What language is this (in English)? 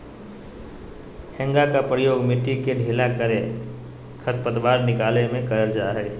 Magahi